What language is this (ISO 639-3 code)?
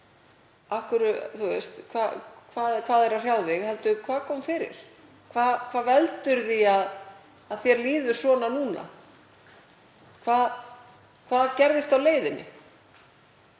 isl